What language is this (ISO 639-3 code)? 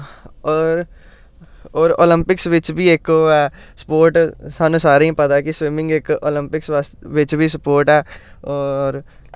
doi